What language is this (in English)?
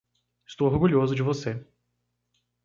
Portuguese